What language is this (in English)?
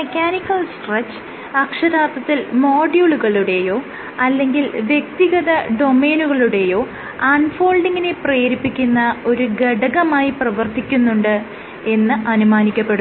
Malayalam